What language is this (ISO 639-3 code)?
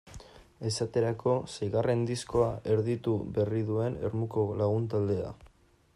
eus